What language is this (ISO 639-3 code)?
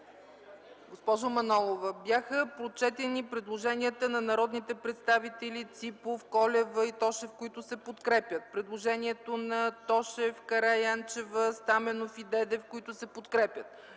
bul